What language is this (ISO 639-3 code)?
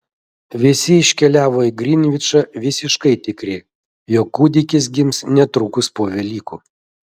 lit